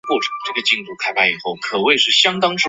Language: Chinese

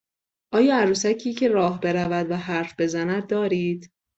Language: Persian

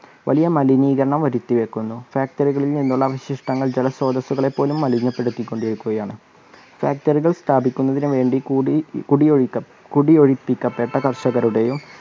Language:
Malayalam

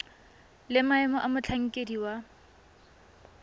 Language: Tswana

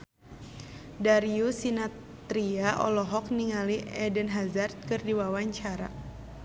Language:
Sundanese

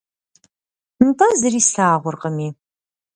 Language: Kabardian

